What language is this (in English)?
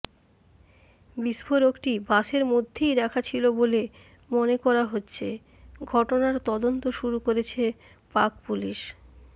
Bangla